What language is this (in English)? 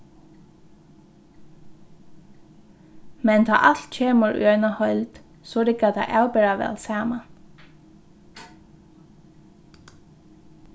Faroese